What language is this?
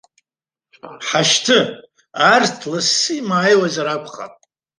Abkhazian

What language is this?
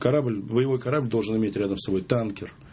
Russian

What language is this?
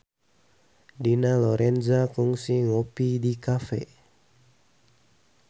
Sundanese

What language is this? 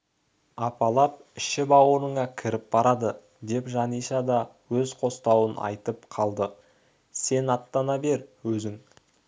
Kazakh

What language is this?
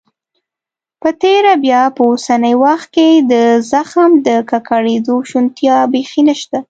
Pashto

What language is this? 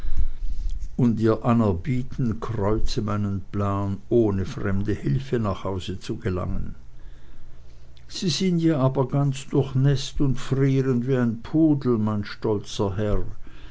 German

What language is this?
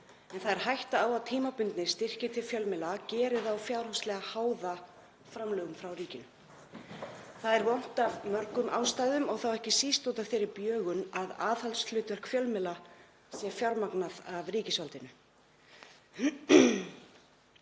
Icelandic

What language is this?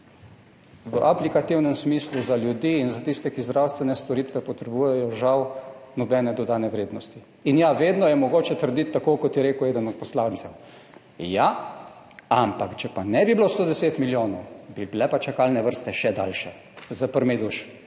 Slovenian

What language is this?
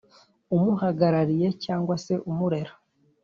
Kinyarwanda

